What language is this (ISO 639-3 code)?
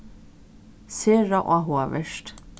fao